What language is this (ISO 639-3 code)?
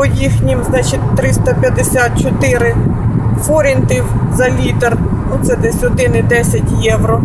ukr